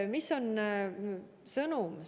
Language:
Estonian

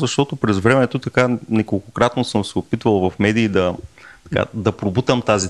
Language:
Bulgarian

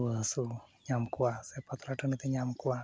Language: Santali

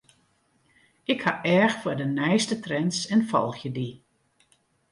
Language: Western Frisian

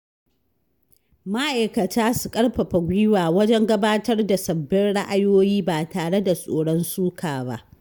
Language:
Hausa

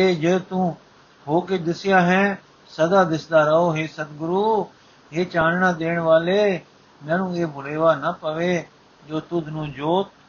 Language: Punjabi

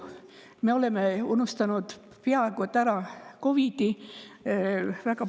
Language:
Estonian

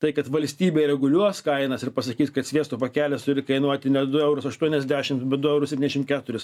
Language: Lithuanian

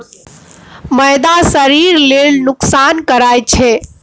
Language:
Maithili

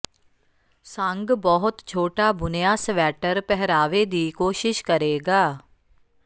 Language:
Punjabi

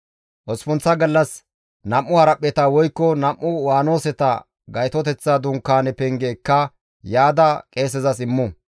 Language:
Gamo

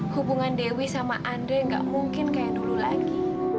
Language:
Indonesian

